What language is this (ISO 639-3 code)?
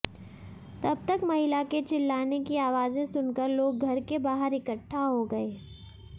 hin